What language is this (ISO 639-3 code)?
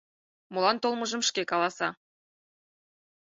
chm